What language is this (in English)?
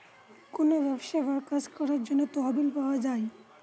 Bangla